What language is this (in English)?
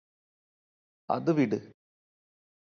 Malayalam